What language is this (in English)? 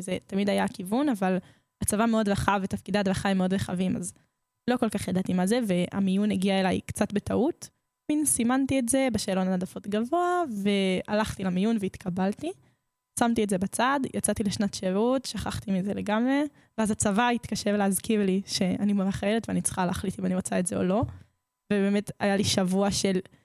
Hebrew